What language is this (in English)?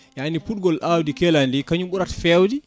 Fula